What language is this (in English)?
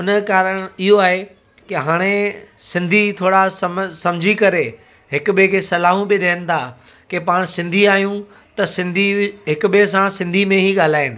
Sindhi